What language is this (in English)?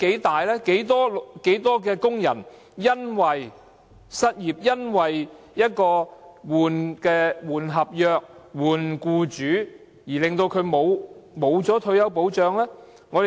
Cantonese